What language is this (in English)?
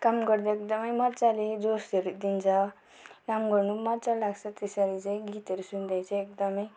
Nepali